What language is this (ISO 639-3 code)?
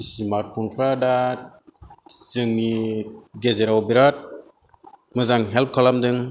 brx